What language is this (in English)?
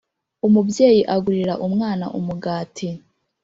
Kinyarwanda